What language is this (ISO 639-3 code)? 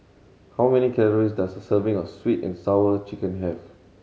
eng